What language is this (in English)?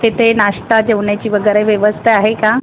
Marathi